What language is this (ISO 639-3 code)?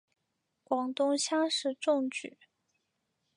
zho